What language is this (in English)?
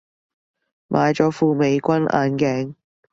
Cantonese